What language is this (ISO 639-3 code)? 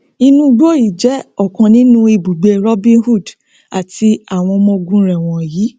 yor